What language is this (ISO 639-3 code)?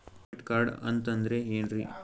kan